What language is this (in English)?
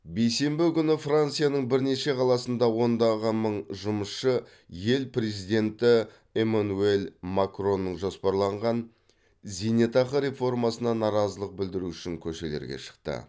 Kazakh